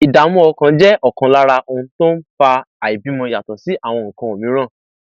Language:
Yoruba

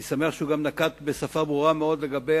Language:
Hebrew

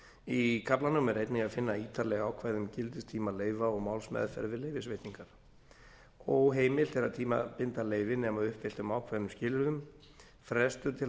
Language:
Icelandic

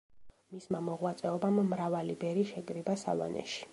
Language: Georgian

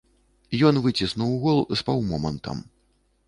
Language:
Belarusian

